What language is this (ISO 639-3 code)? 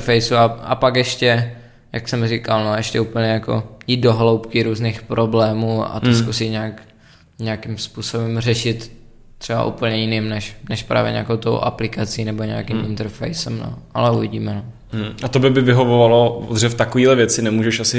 ces